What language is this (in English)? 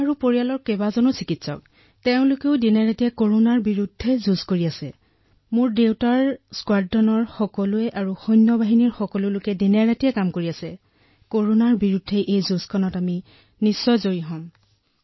Assamese